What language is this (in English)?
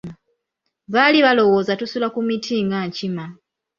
Ganda